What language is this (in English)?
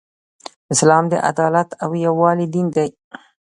Pashto